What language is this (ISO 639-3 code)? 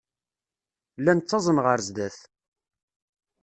kab